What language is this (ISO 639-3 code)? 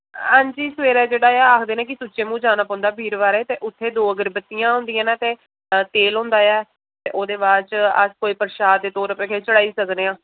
doi